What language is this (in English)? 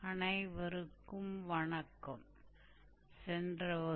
Hindi